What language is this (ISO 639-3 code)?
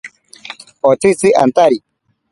prq